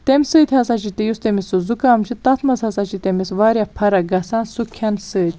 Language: Kashmiri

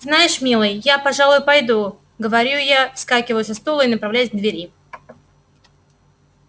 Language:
Russian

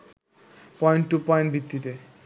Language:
Bangla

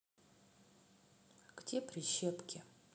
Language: Russian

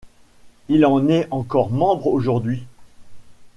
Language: French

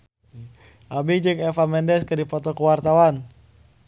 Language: Sundanese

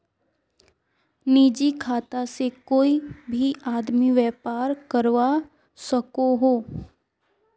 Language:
Magahi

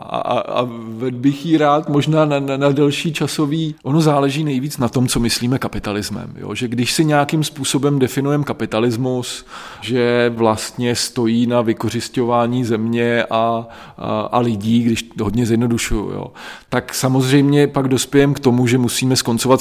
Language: Czech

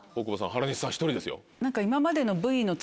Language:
Japanese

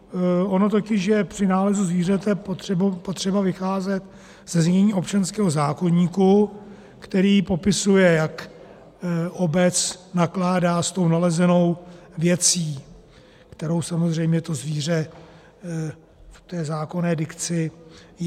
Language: Czech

